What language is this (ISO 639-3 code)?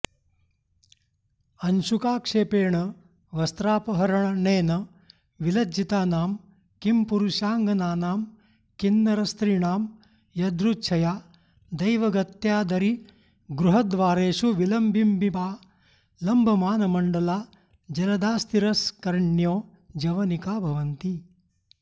san